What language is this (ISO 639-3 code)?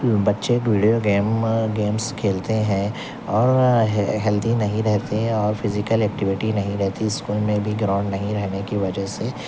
urd